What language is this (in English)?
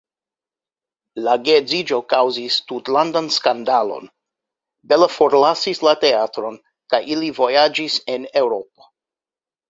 Esperanto